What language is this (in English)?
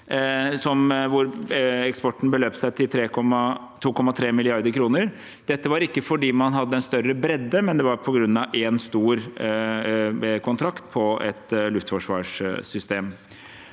Norwegian